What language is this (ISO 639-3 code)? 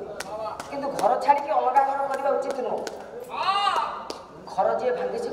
ara